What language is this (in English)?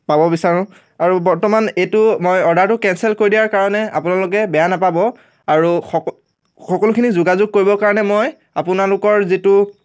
Assamese